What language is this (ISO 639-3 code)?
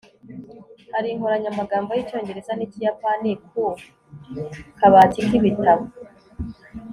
kin